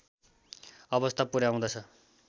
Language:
Nepali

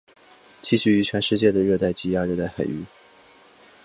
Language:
Chinese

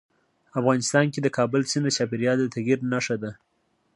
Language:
Pashto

